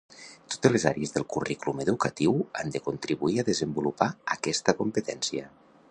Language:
Catalan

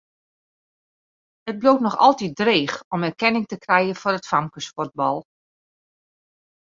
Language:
Western Frisian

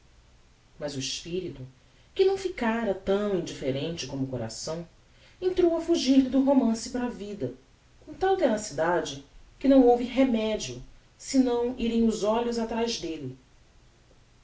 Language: Portuguese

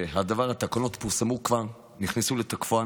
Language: Hebrew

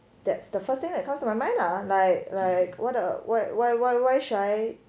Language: English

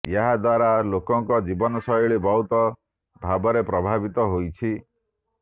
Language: Odia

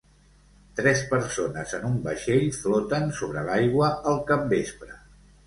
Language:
Catalan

